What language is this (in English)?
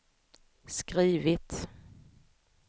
Swedish